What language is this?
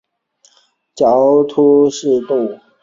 Chinese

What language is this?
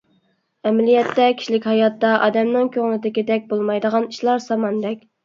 Uyghur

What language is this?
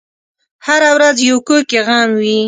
Pashto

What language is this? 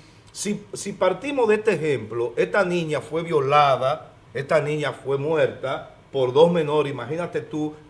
Spanish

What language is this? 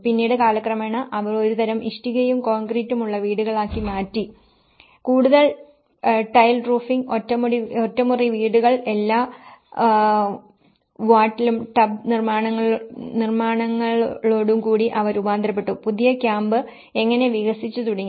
Malayalam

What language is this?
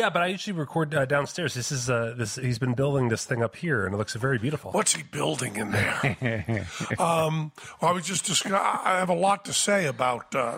English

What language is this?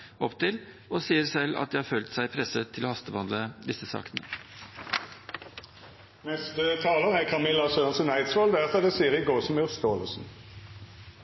Norwegian Bokmål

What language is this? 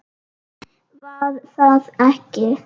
Icelandic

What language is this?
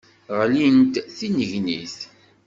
Kabyle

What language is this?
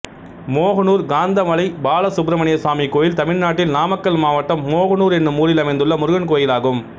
Tamil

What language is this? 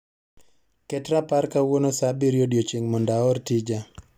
Luo (Kenya and Tanzania)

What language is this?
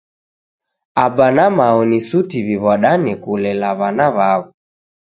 Taita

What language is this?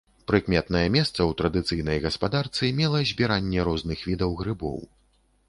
Belarusian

